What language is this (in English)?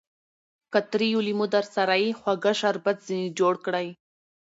Pashto